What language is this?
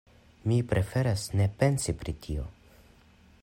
Esperanto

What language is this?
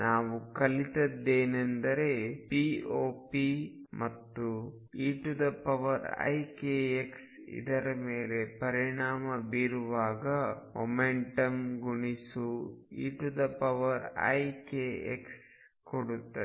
Kannada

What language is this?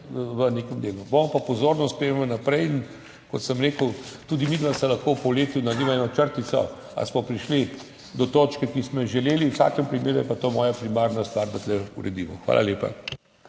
Slovenian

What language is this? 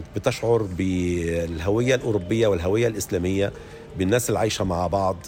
Arabic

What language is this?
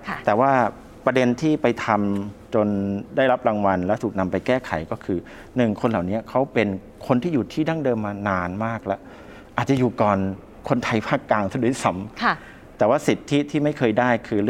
Thai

